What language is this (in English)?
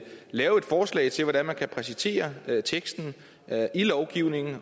Danish